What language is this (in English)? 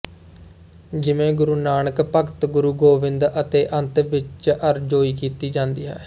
Punjabi